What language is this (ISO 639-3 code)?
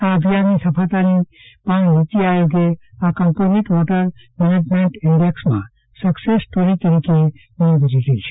guj